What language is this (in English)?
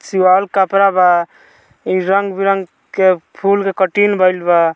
Bhojpuri